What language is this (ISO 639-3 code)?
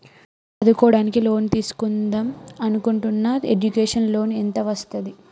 tel